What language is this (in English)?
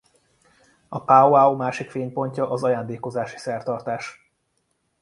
Hungarian